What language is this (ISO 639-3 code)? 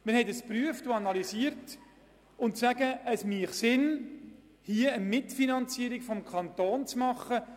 gsw